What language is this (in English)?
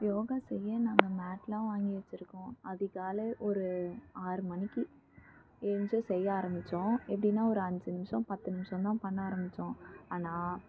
Tamil